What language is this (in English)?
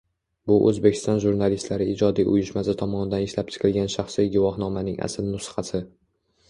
Uzbek